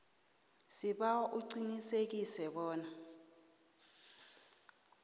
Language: South Ndebele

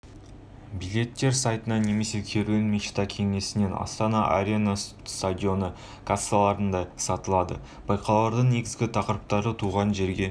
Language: Kazakh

